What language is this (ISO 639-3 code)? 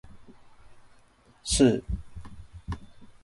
jpn